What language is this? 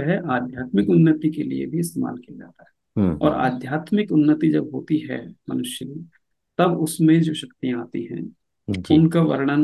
Hindi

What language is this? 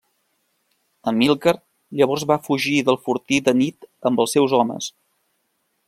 Catalan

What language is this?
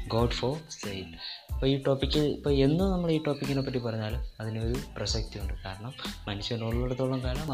Malayalam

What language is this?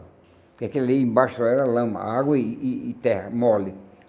Portuguese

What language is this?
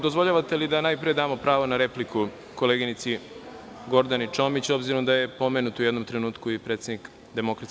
Serbian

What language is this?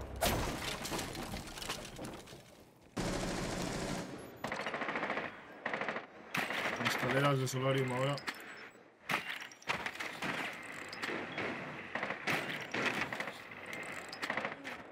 Spanish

